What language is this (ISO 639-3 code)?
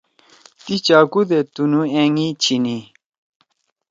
trw